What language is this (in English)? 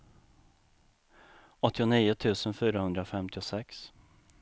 Swedish